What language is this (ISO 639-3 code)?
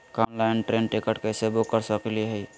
mag